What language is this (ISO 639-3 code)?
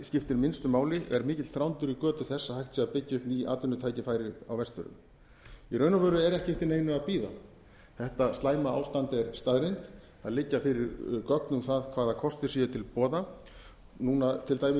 isl